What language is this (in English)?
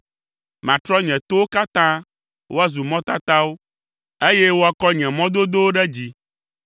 Ewe